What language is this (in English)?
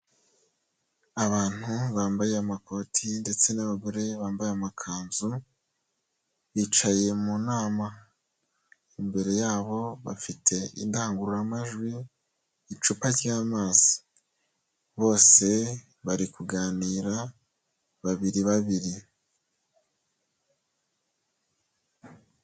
Kinyarwanda